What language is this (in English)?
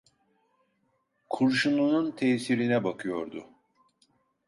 Turkish